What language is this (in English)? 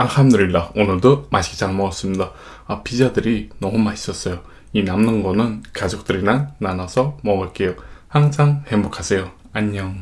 Korean